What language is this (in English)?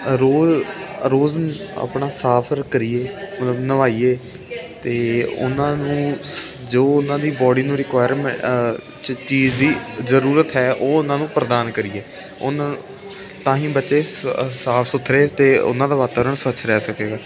Punjabi